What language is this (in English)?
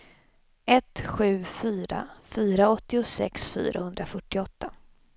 Swedish